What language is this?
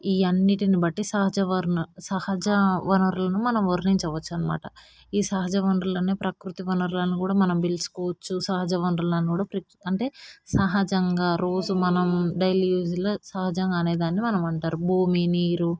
Telugu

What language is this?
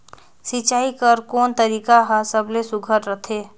Chhattisgarhi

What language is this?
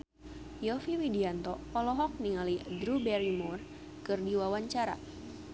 Sundanese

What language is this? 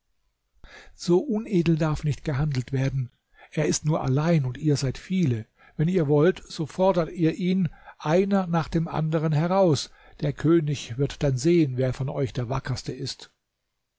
German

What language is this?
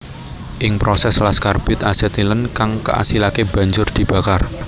Javanese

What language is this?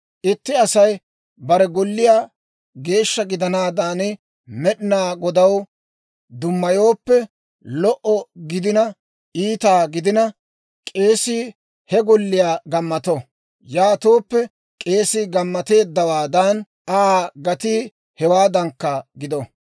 Dawro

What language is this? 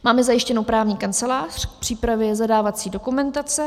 Czech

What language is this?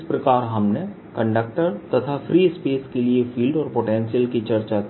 Hindi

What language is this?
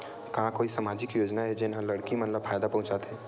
Chhattisgarhi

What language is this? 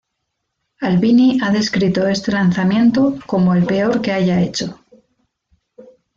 Spanish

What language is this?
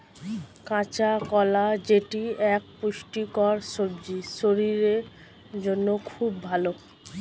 Bangla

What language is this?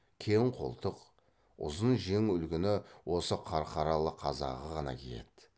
Kazakh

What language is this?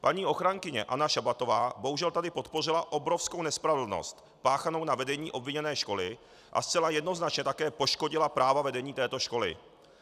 Czech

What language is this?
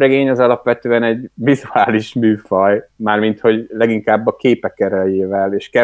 Hungarian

